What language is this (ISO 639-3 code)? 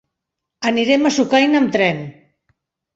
cat